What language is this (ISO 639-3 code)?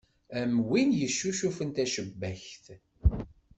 kab